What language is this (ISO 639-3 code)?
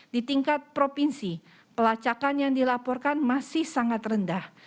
ind